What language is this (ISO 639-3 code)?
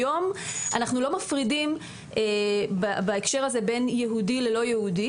heb